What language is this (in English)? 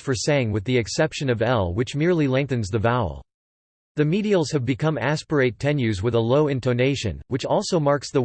English